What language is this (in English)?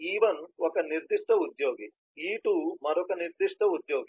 Telugu